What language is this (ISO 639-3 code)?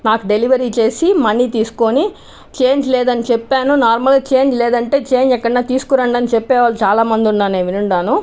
tel